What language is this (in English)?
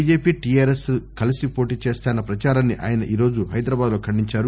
Telugu